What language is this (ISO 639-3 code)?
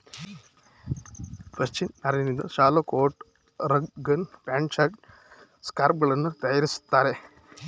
kan